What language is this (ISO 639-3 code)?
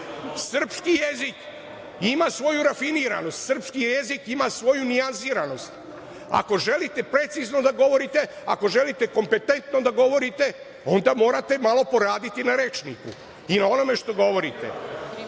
srp